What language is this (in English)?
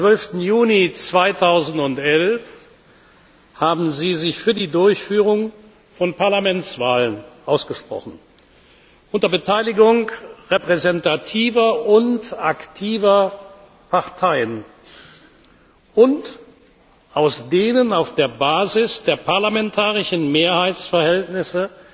German